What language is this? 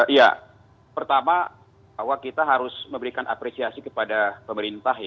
Indonesian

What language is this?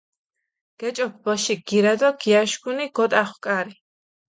Mingrelian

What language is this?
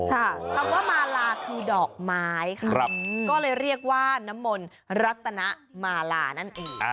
Thai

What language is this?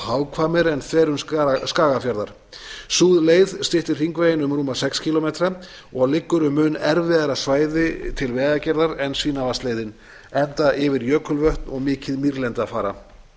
Icelandic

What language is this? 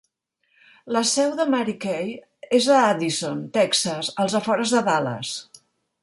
Catalan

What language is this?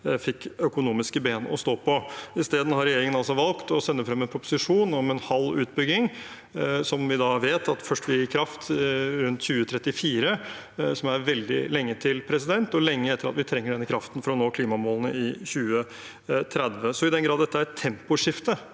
Norwegian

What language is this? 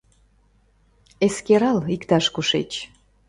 Mari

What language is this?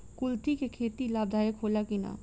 Bhojpuri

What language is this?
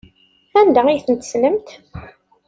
Kabyle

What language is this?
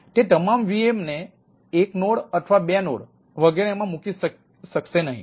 Gujarati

